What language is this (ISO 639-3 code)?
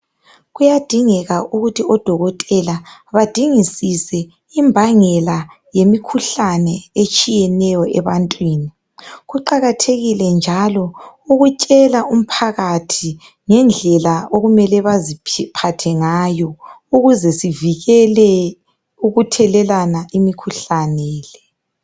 nde